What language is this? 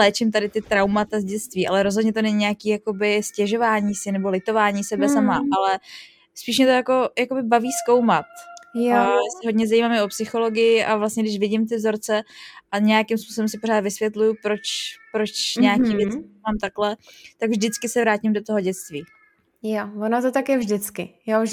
Czech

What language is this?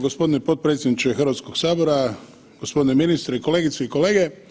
Croatian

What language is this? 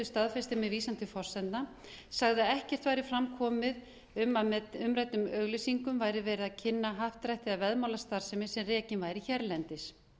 Icelandic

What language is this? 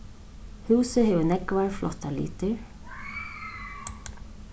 Faroese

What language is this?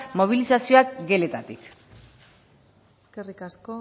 Basque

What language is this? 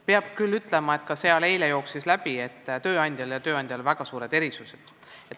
Estonian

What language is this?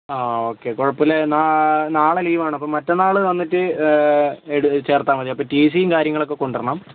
Malayalam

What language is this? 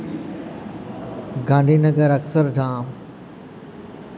Gujarati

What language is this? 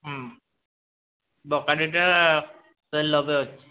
Odia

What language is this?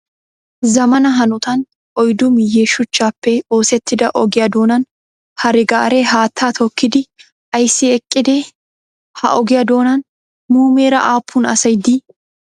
Wolaytta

